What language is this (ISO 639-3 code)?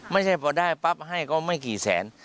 tha